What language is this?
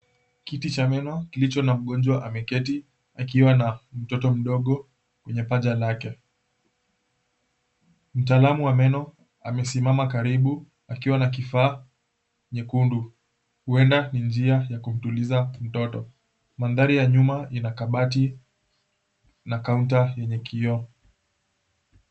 Swahili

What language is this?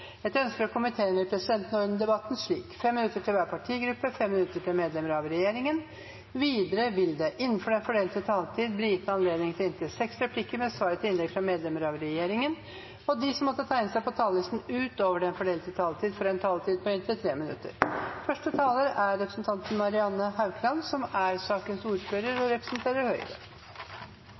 Norwegian Bokmål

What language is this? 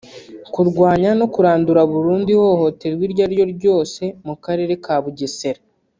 Kinyarwanda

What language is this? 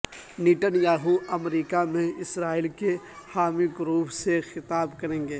Urdu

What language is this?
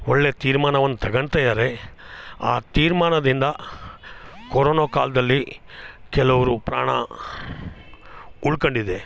Kannada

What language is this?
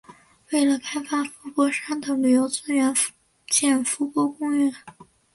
Chinese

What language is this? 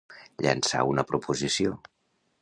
Catalan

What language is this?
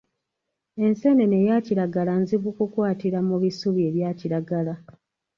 Ganda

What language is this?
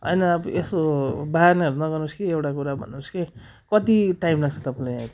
Nepali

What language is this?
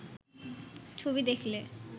Bangla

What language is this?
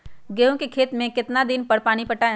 Magahi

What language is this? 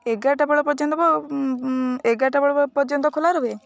Odia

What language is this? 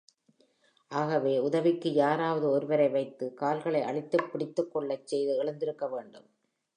Tamil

